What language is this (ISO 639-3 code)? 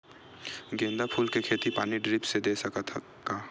hne